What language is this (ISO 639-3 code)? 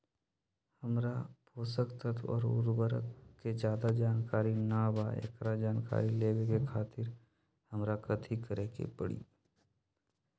mag